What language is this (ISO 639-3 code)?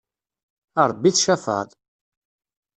kab